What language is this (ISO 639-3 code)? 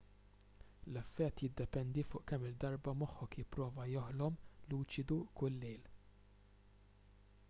mlt